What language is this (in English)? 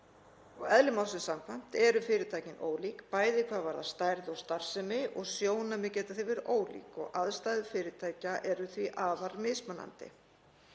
Icelandic